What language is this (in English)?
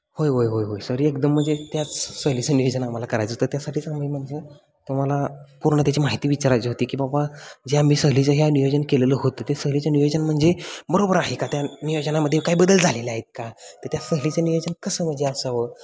Marathi